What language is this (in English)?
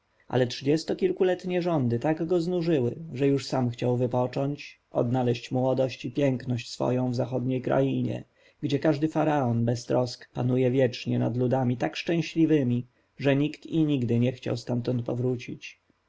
Polish